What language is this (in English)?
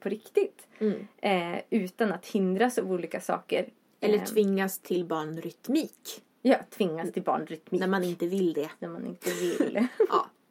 Swedish